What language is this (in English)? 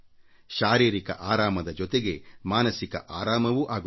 Kannada